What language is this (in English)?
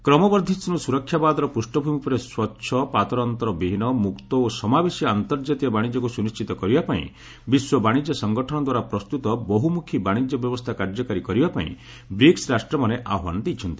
Odia